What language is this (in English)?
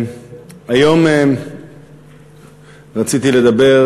Hebrew